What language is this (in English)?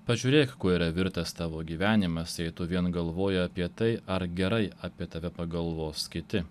Lithuanian